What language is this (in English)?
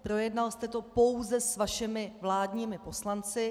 Czech